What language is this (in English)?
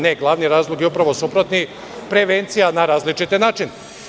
Serbian